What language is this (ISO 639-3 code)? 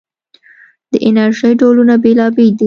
pus